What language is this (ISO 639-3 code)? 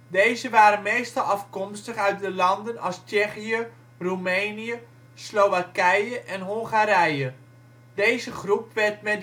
nld